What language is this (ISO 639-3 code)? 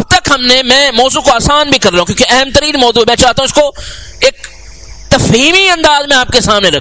ara